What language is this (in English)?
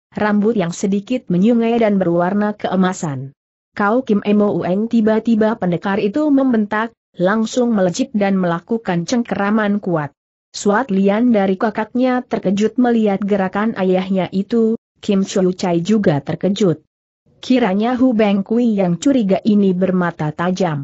Indonesian